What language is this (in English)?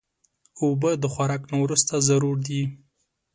Pashto